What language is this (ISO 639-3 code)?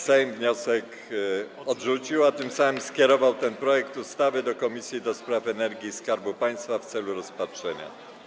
pol